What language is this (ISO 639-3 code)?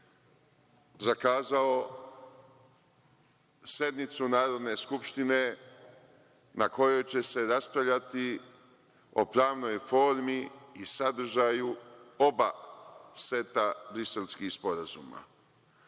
srp